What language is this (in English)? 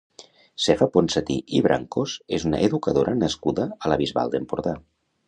Catalan